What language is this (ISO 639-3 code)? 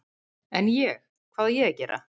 isl